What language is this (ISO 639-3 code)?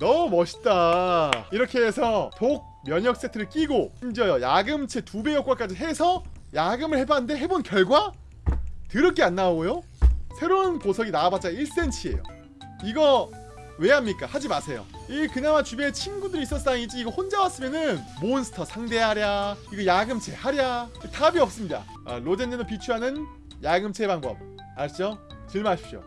kor